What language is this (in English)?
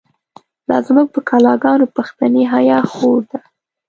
Pashto